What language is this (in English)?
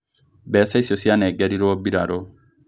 Kikuyu